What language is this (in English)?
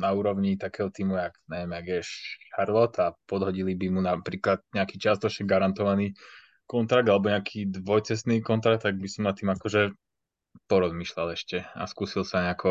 Slovak